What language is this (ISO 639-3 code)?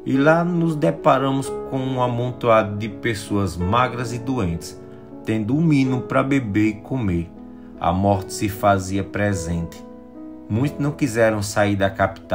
por